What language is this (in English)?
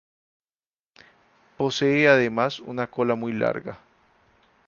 Spanish